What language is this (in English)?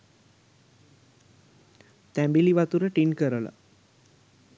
Sinhala